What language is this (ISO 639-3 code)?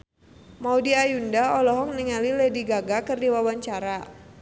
sun